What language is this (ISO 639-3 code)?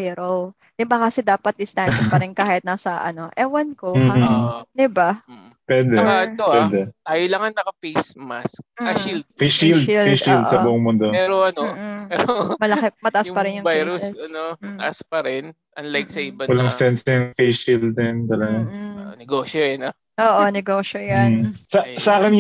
fil